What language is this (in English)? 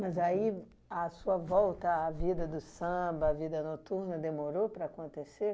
Portuguese